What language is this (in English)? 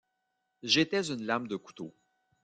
French